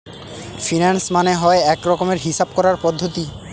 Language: Bangla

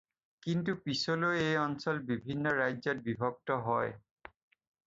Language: Assamese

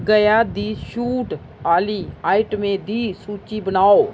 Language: Dogri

